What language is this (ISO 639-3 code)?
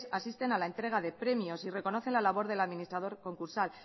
spa